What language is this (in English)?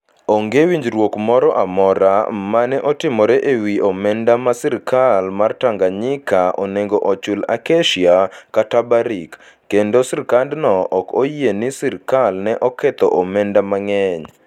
Luo (Kenya and Tanzania)